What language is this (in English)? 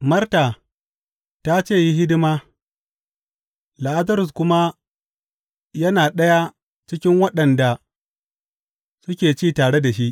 Hausa